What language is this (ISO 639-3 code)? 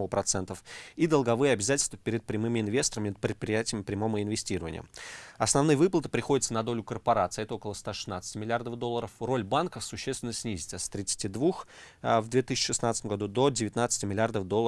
rus